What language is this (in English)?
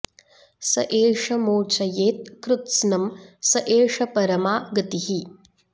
Sanskrit